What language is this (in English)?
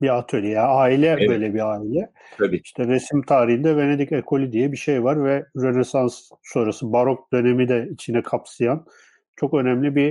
Turkish